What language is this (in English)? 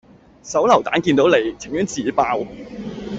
Cantonese